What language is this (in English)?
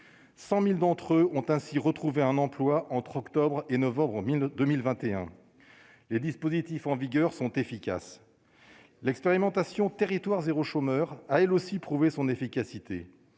French